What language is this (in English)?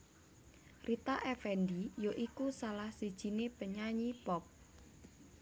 Javanese